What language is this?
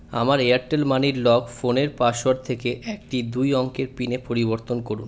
Bangla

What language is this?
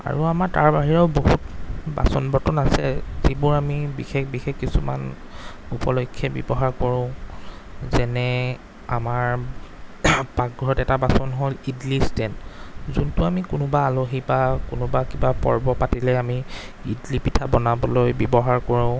Assamese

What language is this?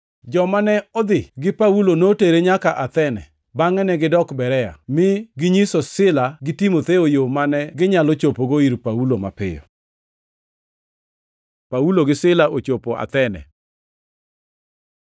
Luo (Kenya and Tanzania)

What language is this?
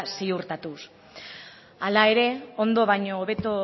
Basque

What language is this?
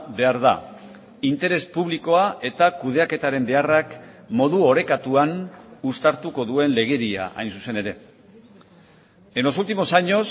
Basque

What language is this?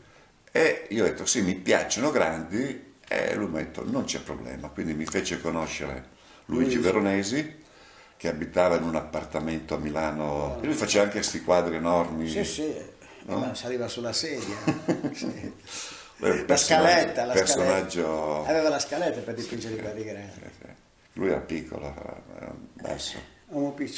Italian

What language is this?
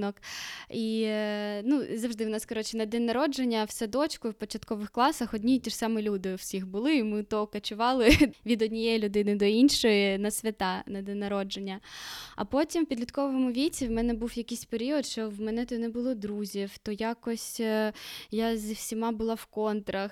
Ukrainian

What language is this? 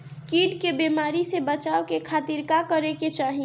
Bhojpuri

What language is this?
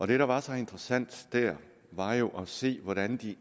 Danish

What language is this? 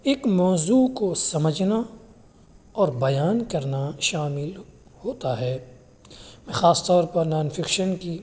Urdu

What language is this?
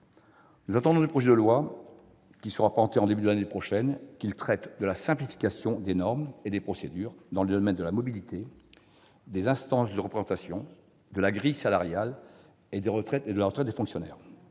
French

